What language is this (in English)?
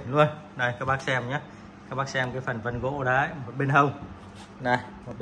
Vietnamese